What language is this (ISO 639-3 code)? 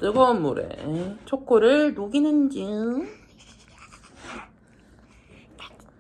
kor